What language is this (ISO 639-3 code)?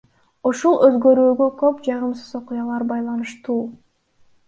kir